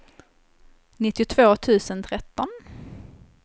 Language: Swedish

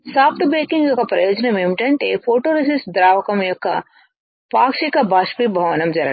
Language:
Telugu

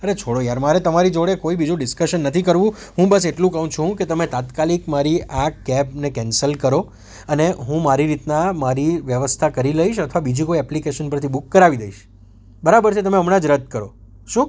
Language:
Gujarati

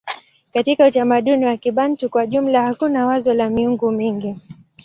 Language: Swahili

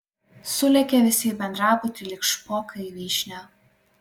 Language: Lithuanian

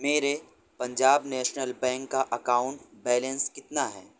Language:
Urdu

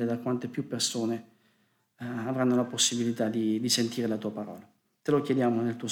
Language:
Italian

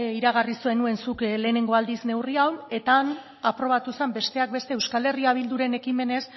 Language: Basque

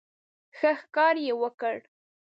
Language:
Pashto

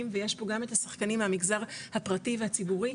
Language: Hebrew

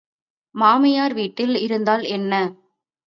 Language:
Tamil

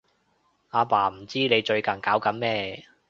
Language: Cantonese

